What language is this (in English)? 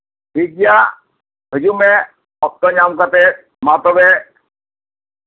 Santali